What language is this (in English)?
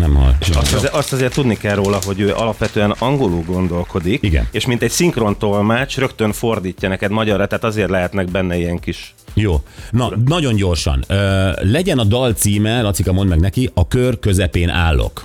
Hungarian